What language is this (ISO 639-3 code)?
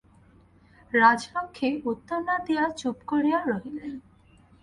ben